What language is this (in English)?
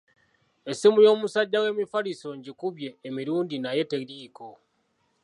Ganda